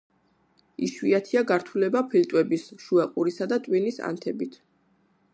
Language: Georgian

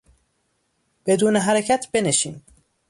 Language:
Persian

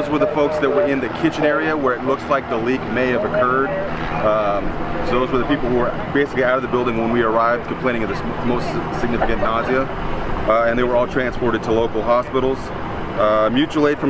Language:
English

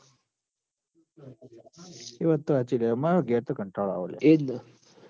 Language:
Gujarati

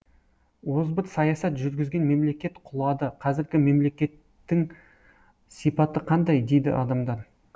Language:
Kazakh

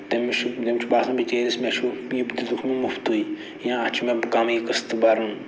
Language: Kashmiri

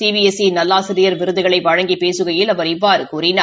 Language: Tamil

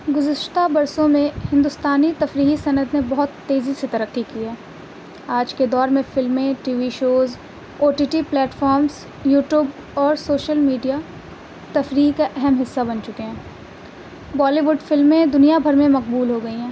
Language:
Urdu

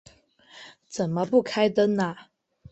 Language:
Chinese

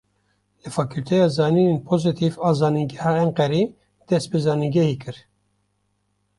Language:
Kurdish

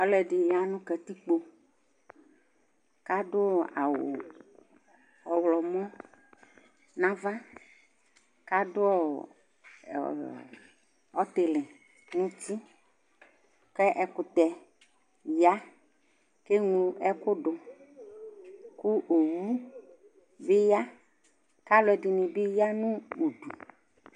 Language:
Ikposo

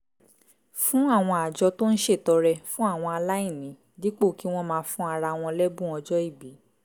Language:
Yoruba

